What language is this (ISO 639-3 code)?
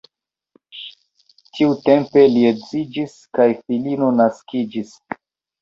epo